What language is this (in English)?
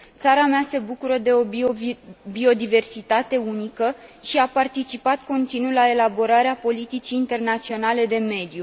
Romanian